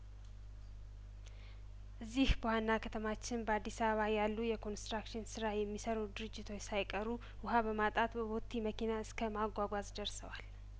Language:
Amharic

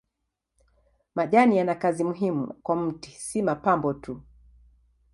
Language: Swahili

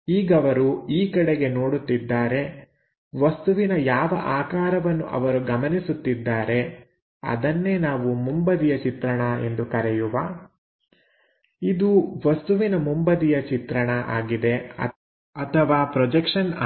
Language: Kannada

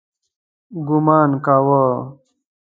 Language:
Pashto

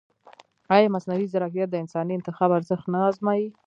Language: Pashto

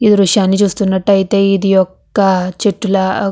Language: Telugu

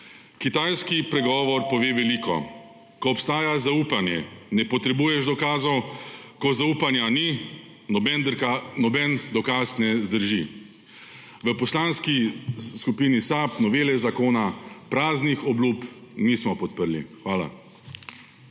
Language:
Slovenian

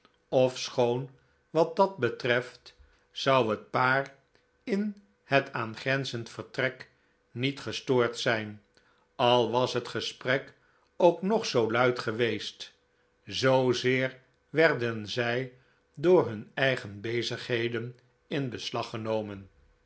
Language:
Dutch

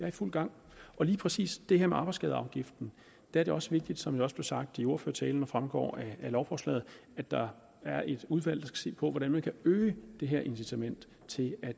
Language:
Danish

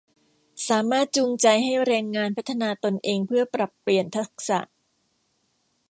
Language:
Thai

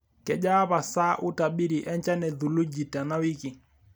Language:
Masai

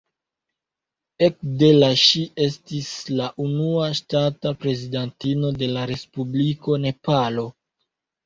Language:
Esperanto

